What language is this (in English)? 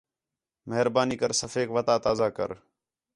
Khetrani